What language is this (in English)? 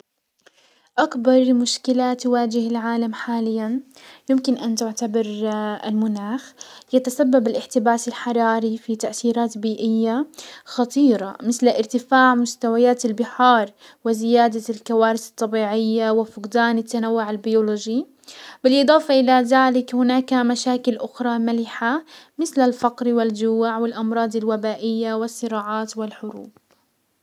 Hijazi Arabic